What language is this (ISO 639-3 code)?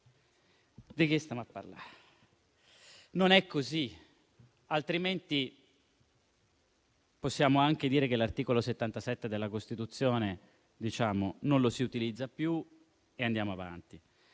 ita